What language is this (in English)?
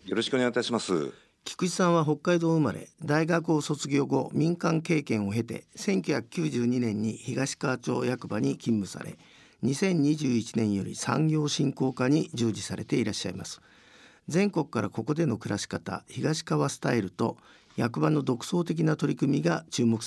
Japanese